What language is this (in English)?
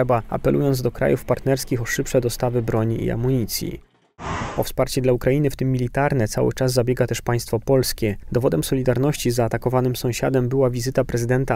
Polish